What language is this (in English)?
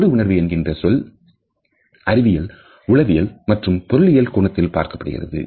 Tamil